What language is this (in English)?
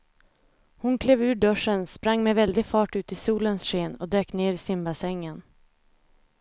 Swedish